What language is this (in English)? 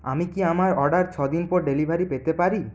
Bangla